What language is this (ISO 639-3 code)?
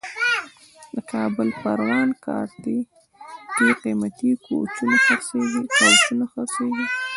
pus